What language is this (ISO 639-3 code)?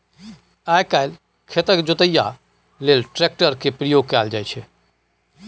mai